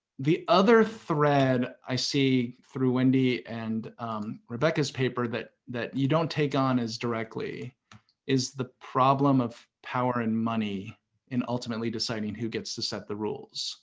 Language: English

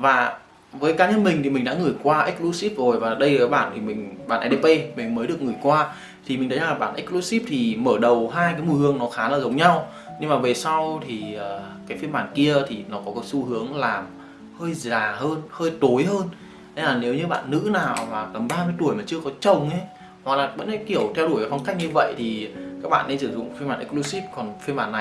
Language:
Vietnamese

